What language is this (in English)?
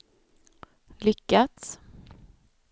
Swedish